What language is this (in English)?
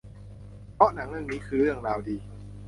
Thai